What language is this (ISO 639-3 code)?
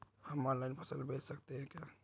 hin